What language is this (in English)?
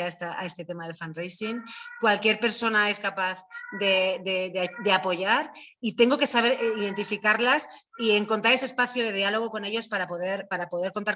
Spanish